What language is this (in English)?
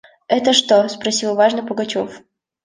Russian